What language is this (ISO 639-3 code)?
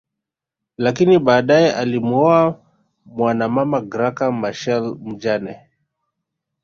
swa